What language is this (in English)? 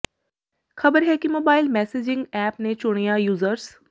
Punjabi